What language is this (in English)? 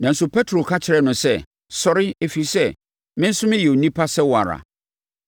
Akan